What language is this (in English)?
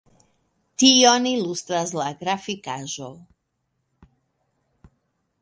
Esperanto